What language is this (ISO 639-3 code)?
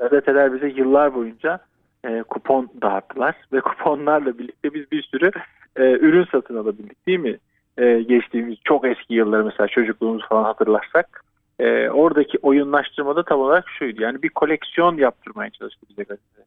tur